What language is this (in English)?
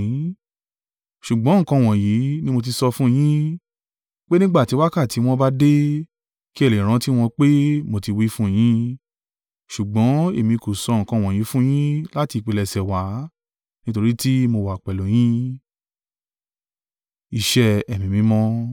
Yoruba